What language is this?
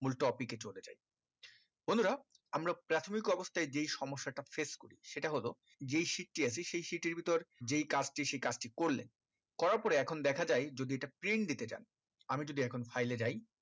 Bangla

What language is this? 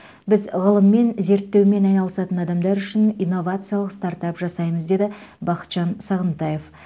Kazakh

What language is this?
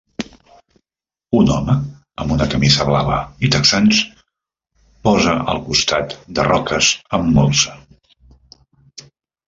Catalan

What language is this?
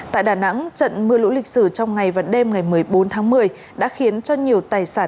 Vietnamese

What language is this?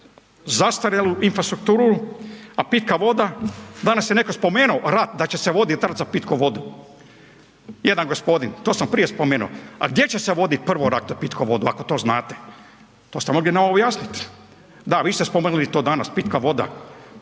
Croatian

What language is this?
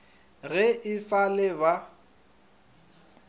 Northern Sotho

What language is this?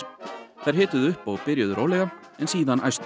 Icelandic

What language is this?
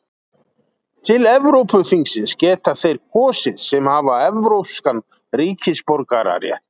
Icelandic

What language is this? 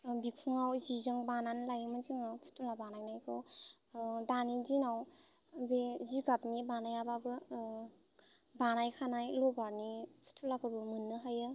Bodo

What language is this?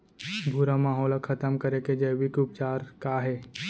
Chhattisgarhi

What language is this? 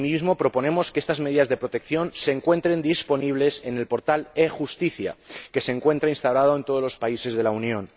Spanish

